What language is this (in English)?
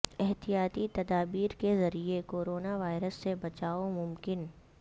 Urdu